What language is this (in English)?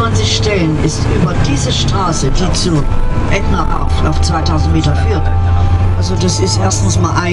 German